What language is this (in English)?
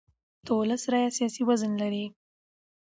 Pashto